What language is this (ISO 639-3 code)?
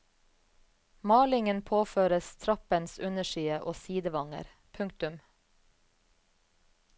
nor